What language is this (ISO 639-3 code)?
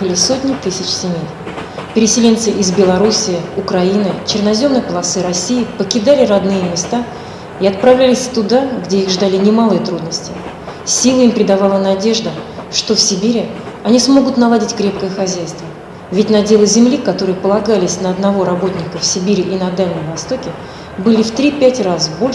rus